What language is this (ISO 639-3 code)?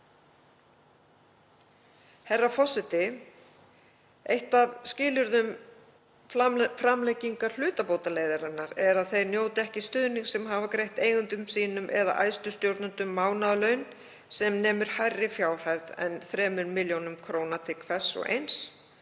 isl